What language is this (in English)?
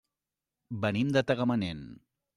Catalan